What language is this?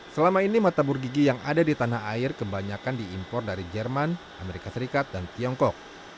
Indonesian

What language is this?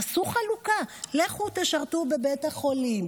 Hebrew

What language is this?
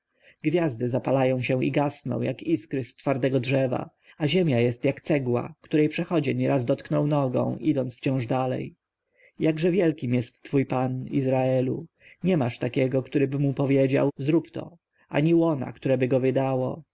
Polish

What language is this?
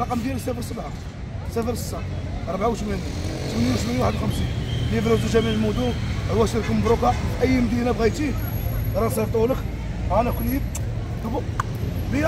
Arabic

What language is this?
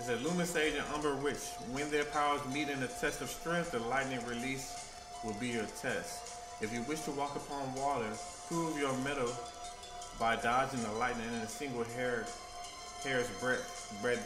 English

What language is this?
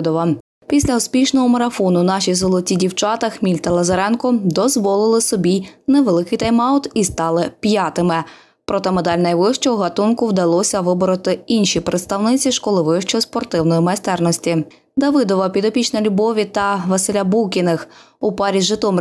Ukrainian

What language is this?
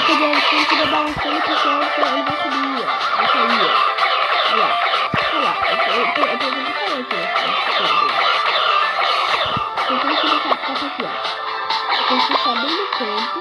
Portuguese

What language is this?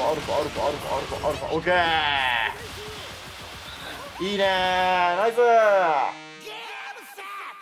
Japanese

